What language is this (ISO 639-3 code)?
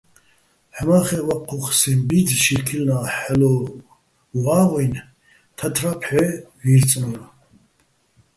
bbl